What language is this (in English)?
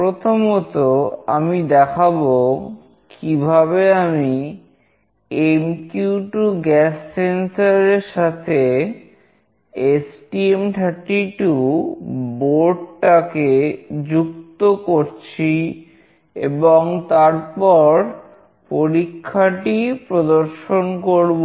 Bangla